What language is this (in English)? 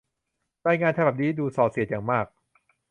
Thai